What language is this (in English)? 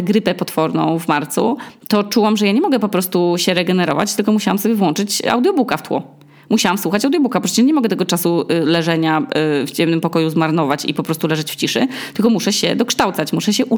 Polish